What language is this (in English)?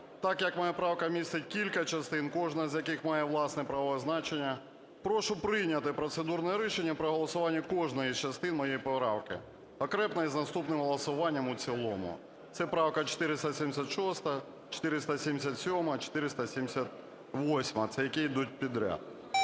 Ukrainian